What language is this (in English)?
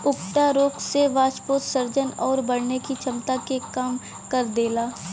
Bhojpuri